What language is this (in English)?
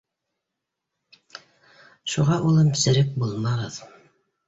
Bashkir